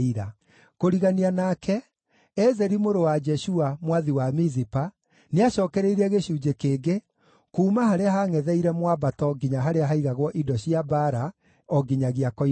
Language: Kikuyu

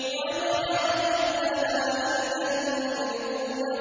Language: Arabic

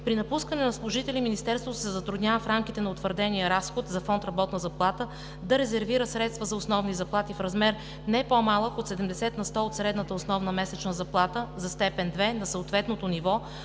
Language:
Bulgarian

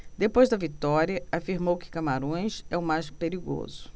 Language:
Portuguese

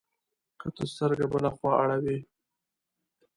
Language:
Pashto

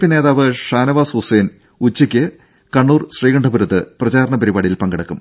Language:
Malayalam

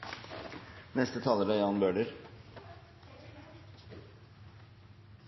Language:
Norwegian Bokmål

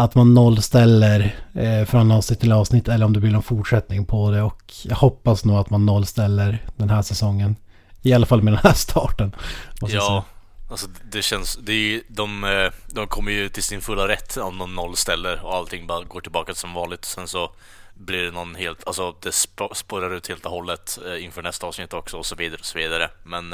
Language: Swedish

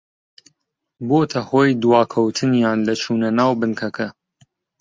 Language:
Central Kurdish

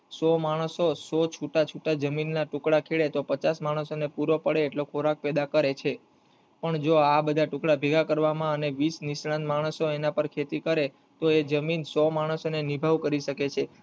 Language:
Gujarati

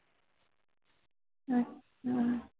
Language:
Punjabi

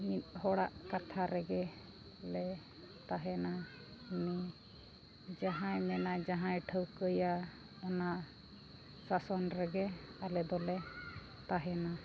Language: Santali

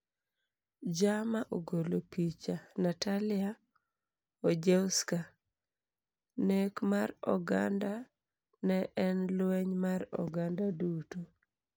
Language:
Luo (Kenya and Tanzania)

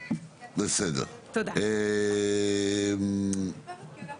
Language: Hebrew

